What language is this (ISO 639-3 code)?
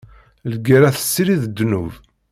kab